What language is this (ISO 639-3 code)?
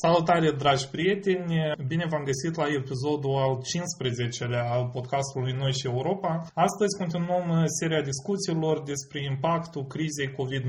ron